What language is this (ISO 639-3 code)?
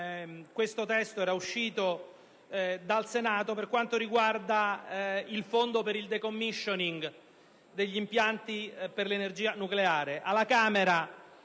ita